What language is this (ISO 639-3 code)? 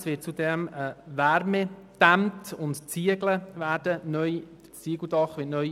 gsw